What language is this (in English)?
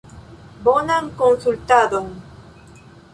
Esperanto